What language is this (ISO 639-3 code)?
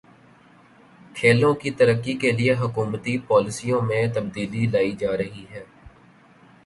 urd